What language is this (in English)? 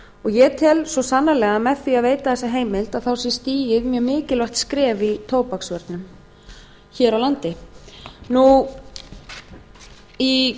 Icelandic